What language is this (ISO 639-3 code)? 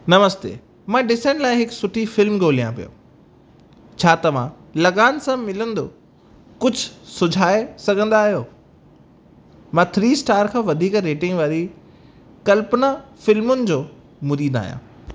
snd